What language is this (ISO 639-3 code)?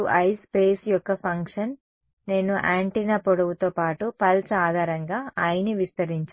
tel